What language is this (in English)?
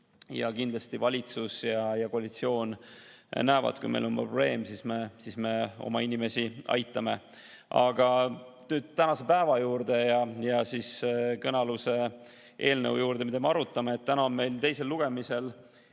Estonian